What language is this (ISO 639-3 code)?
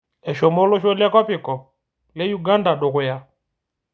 mas